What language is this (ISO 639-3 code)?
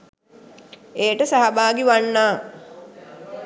sin